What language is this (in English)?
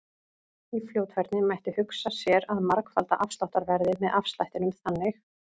Icelandic